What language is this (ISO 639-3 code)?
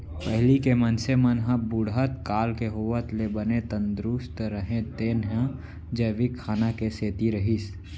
hne